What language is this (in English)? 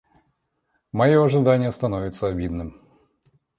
Russian